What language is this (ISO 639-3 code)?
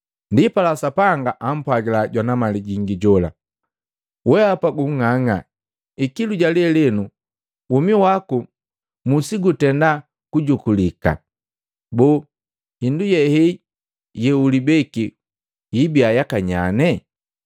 mgv